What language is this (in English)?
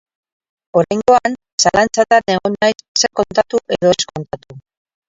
Basque